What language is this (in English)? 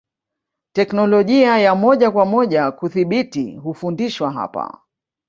Swahili